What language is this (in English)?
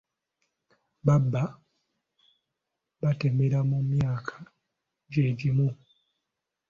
Ganda